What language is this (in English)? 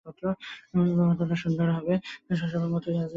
Bangla